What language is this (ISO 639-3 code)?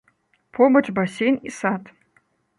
bel